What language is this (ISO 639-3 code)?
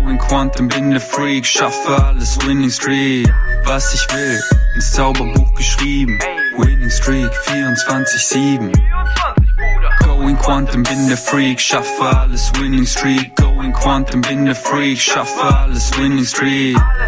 deu